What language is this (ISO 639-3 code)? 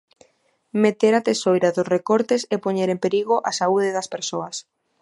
glg